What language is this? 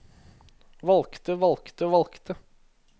Norwegian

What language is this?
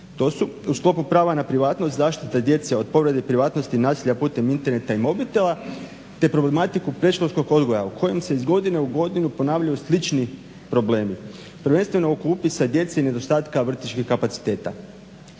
Croatian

